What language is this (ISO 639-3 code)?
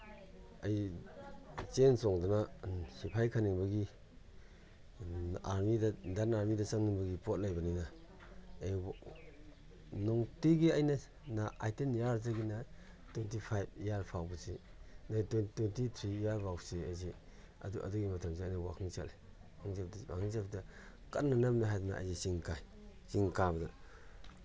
mni